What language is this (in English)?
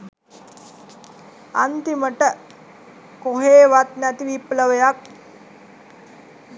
Sinhala